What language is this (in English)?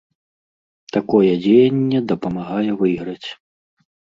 Belarusian